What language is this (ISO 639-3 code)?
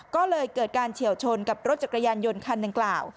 tha